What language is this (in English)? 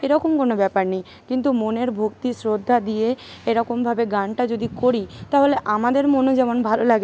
Bangla